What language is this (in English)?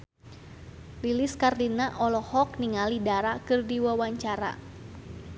Sundanese